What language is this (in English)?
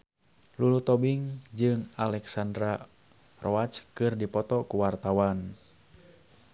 Sundanese